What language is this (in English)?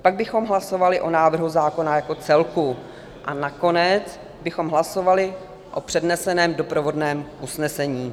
Czech